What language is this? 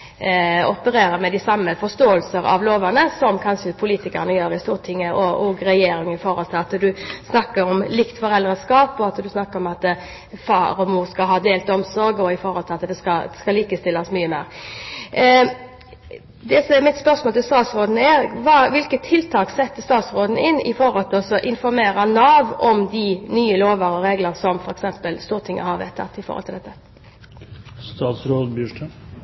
Norwegian Bokmål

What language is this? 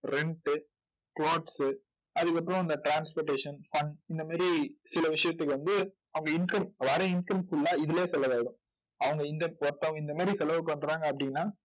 Tamil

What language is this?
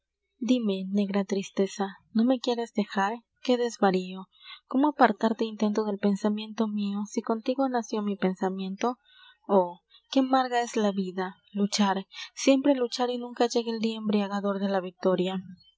Spanish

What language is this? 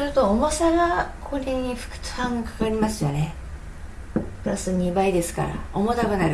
Japanese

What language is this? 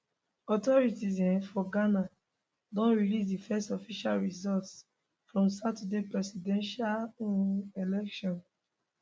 Nigerian Pidgin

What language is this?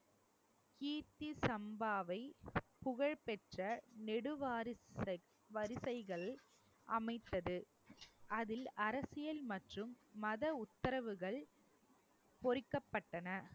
Tamil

